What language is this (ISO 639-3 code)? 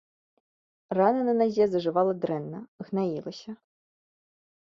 bel